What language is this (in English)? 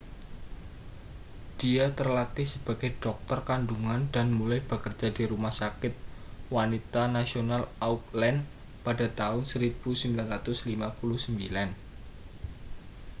Indonesian